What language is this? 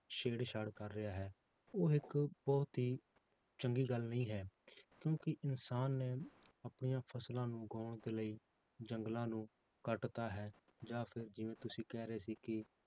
Punjabi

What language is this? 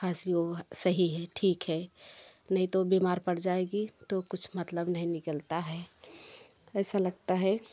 Hindi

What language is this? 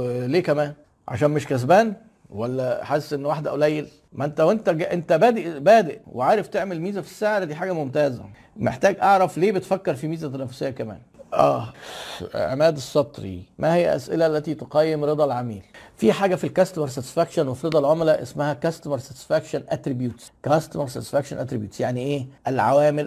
Arabic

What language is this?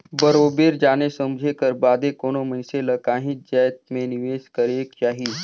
Chhattisgarhi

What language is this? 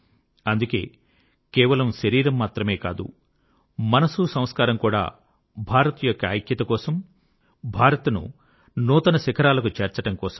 Telugu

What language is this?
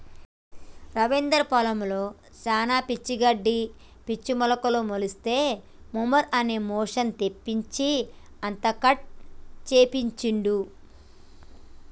Telugu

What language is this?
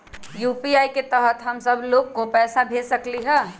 Magahi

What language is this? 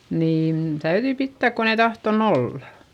Finnish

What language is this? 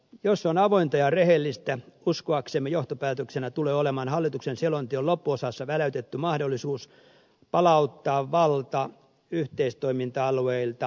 Finnish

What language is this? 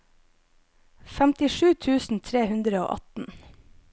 Norwegian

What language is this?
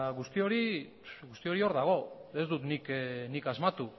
Basque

